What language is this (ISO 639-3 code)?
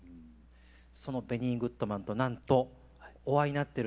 jpn